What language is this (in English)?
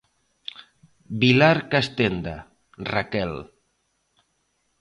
Galician